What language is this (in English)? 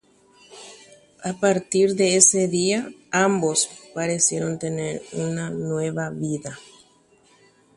Guarani